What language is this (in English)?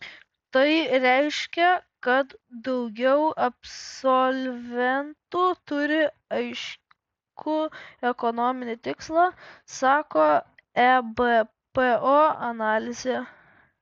Lithuanian